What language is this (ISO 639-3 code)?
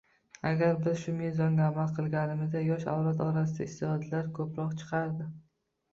uzb